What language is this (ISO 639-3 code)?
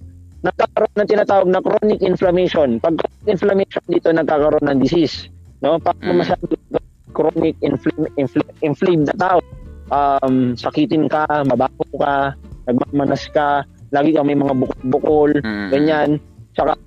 fil